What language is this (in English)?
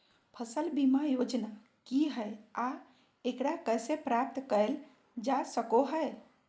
Magahi